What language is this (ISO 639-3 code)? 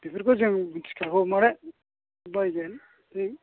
brx